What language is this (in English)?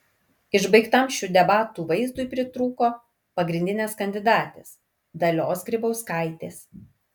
Lithuanian